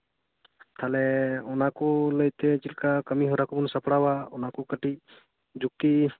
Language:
Santali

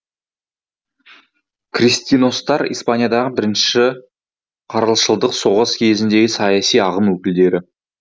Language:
Kazakh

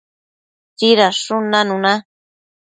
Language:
Matsés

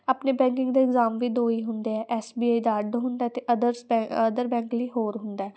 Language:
Punjabi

